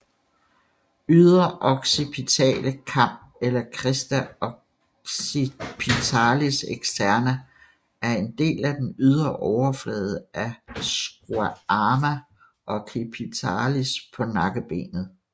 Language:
Danish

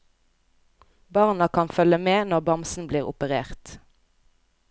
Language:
Norwegian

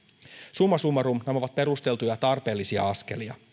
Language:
Finnish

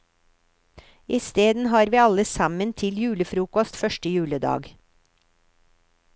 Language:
Norwegian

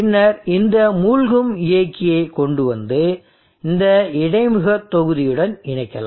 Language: Tamil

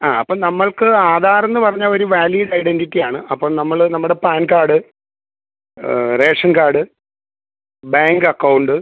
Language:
Malayalam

